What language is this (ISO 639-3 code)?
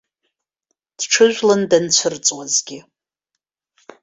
abk